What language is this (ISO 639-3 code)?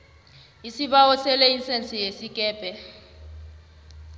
nbl